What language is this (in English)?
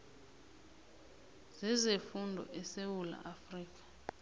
South Ndebele